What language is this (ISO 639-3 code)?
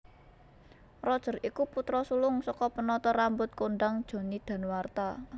jav